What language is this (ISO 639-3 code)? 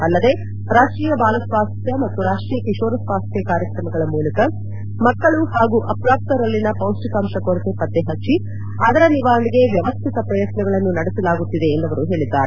kan